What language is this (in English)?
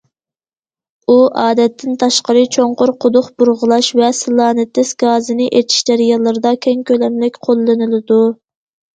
Uyghur